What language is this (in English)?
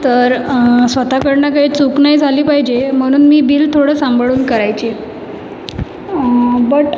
Marathi